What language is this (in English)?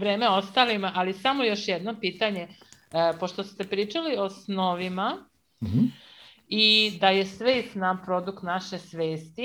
Croatian